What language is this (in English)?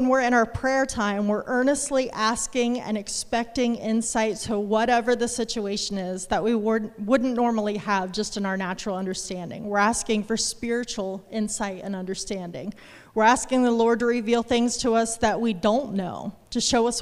English